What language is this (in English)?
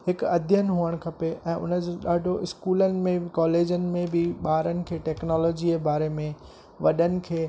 Sindhi